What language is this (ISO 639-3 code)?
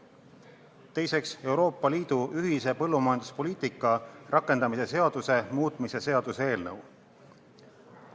est